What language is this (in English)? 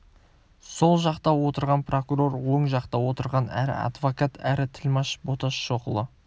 Kazakh